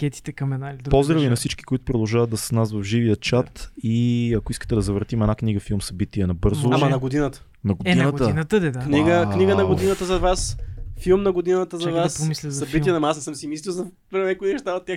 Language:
Bulgarian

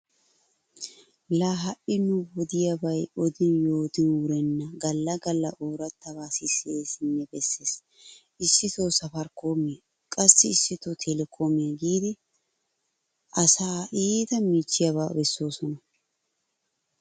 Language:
Wolaytta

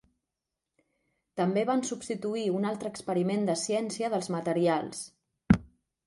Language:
Catalan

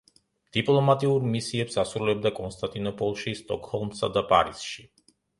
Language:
Georgian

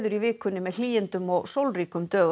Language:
Icelandic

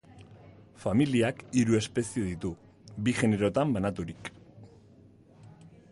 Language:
Basque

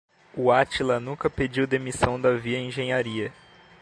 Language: Portuguese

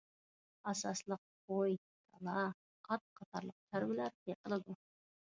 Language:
Uyghur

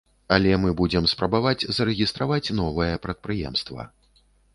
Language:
Belarusian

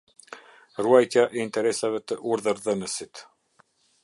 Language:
Albanian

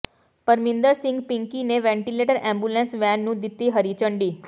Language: Punjabi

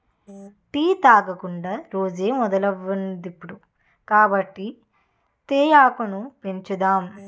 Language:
Telugu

